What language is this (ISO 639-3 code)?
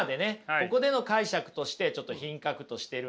jpn